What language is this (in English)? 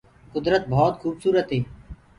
Gurgula